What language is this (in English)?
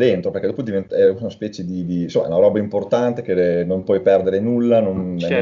Italian